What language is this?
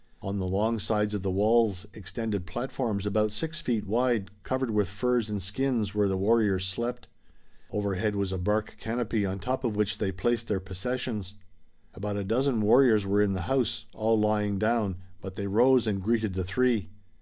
English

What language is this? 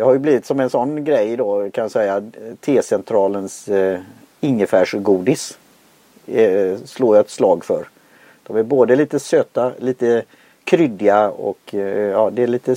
Swedish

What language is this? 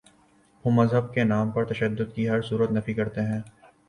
Urdu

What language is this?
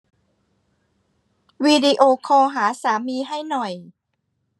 Thai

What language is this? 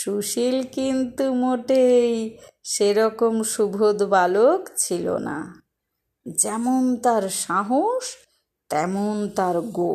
Bangla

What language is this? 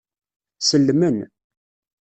Kabyle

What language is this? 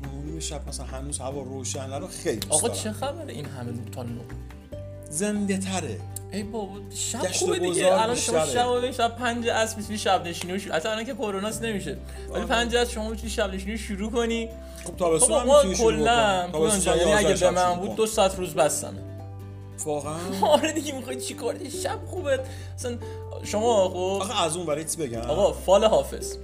Persian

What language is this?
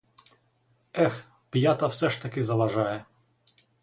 Ukrainian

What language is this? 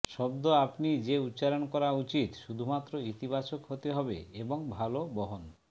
Bangla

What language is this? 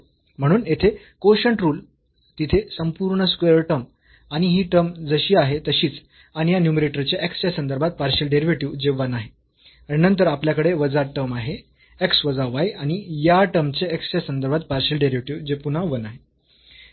Marathi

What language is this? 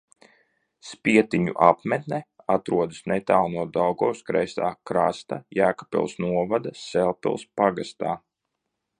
Latvian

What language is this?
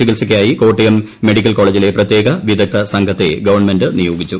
Malayalam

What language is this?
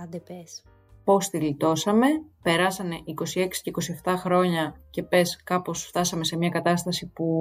Greek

